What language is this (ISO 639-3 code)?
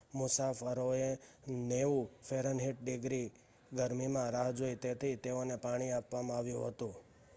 guj